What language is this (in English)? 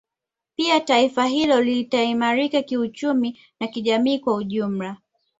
Swahili